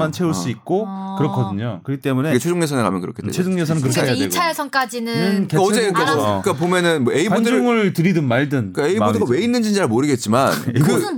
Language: Korean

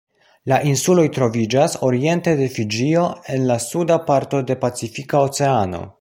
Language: Esperanto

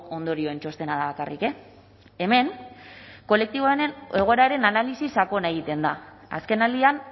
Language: Basque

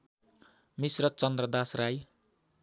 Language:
Nepali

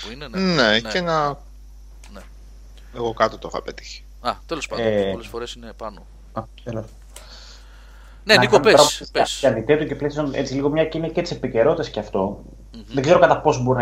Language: Greek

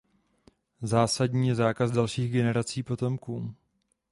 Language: Czech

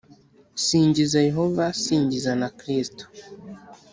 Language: Kinyarwanda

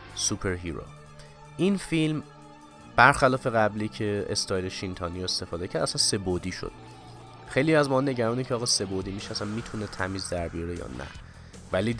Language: Persian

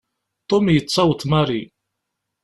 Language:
Kabyle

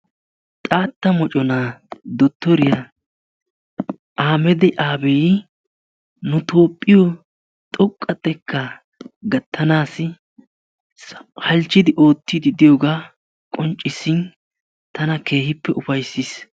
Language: Wolaytta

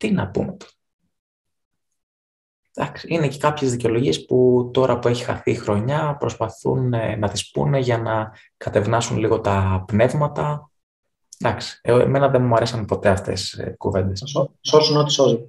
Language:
Greek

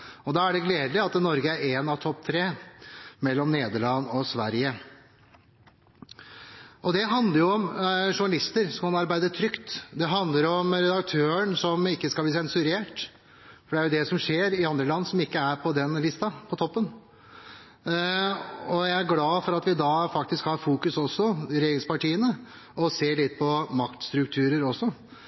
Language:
Norwegian Bokmål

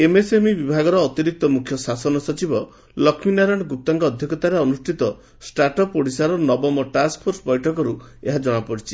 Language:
Odia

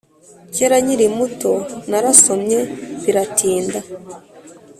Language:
Kinyarwanda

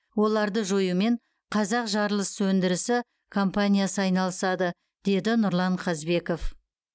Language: Kazakh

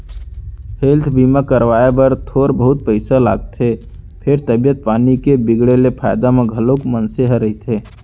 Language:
Chhattisgarhi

